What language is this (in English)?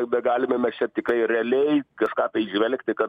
Lithuanian